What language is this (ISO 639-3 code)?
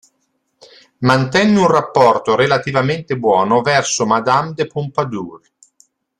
ita